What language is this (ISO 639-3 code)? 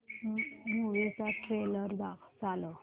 mar